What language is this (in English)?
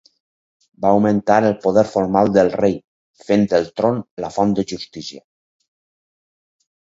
Catalan